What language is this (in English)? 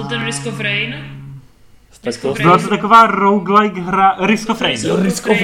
Czech